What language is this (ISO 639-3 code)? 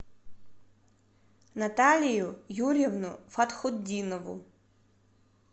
rus